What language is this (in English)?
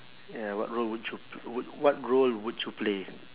English